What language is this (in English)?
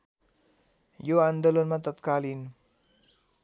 Nepali